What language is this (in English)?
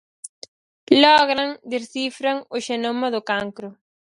Galician